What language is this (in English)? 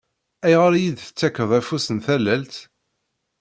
Kabyle